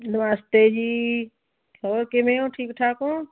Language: Punjabi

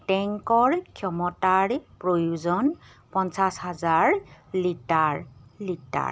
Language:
Assamese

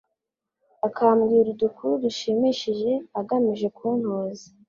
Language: Kinyarwanda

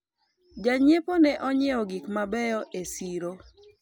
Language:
Luo (Kenya and Tanzania)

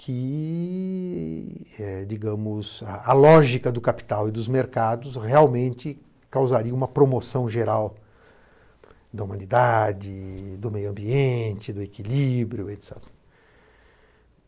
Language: Portuguese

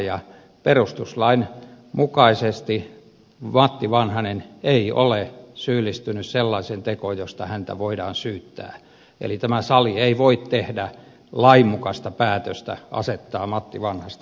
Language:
Finnish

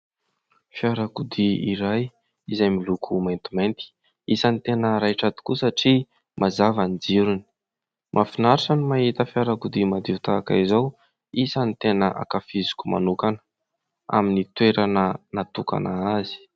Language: Malagasy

